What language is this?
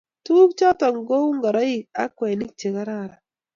Kalenjin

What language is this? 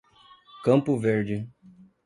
Portuguese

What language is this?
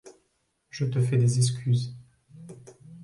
French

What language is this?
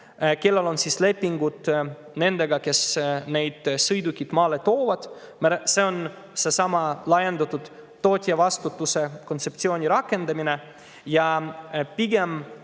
Estonian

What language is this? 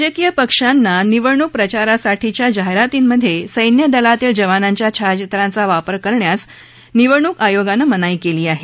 Marathi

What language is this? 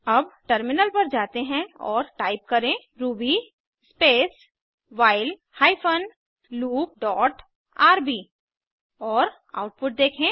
Hindi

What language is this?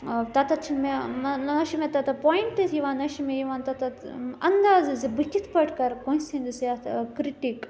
Kashmiri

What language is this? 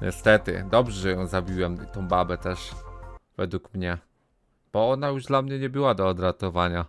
Polish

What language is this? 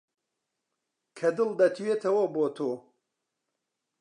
Central Kurdish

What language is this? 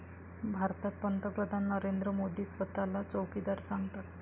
Marathi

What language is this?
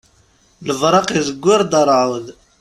Kabyle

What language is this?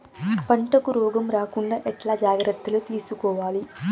Telugu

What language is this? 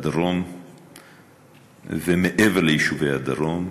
Hebrew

